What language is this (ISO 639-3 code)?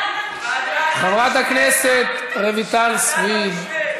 heb